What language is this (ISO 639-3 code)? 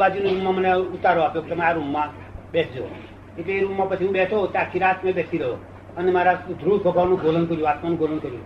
guj